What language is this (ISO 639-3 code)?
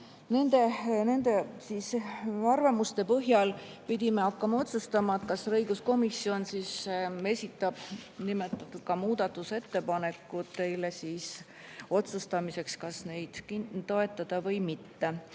est